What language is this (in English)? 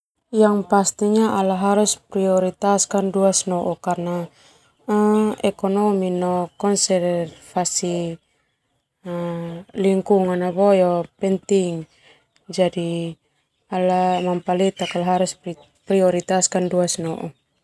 Termanu